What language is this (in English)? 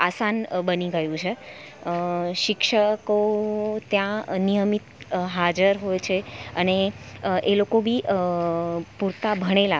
Gujarati